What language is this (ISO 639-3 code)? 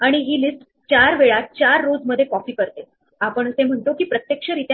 mar